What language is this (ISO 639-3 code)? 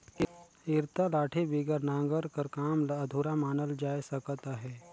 hne